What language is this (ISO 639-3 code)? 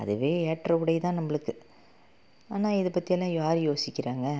tam